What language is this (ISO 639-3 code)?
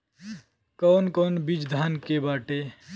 bho